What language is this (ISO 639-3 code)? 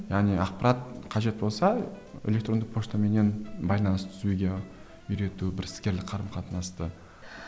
kaz